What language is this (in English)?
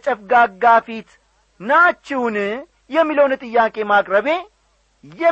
Amharic